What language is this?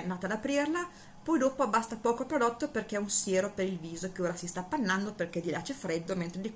Italian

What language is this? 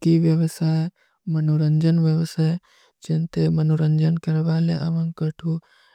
Kui (India)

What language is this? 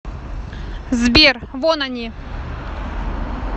Russian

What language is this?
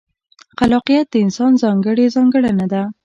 Pashto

